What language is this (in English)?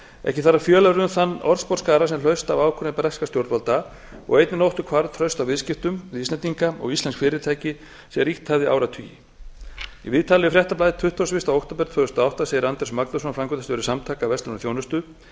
Icelandic